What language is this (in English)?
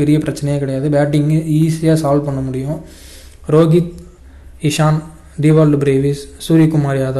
Tamil